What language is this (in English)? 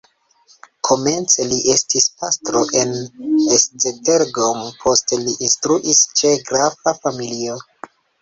Esperanto